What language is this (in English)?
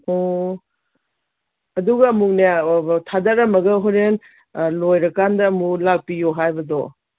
Manipuri